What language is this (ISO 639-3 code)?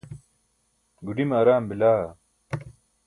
bsk